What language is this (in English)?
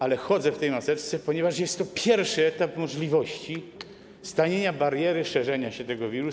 Polish